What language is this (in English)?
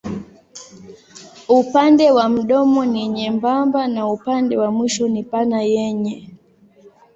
Swahili